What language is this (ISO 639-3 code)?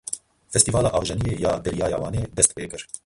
kur